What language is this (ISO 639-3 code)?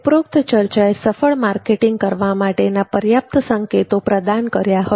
guj